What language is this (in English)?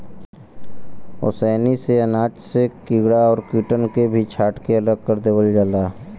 Bhojpuri